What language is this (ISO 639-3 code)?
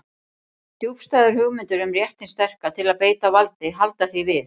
isl